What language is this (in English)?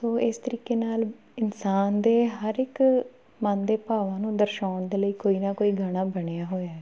Punjabi